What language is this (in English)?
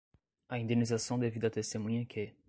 Portuguese